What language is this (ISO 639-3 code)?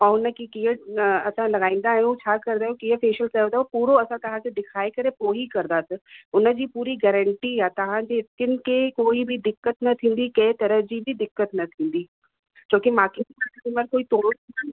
snd